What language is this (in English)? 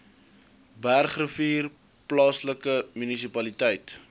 Afrikaans